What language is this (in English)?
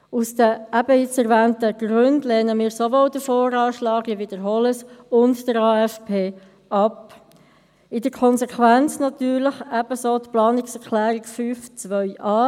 Swiss German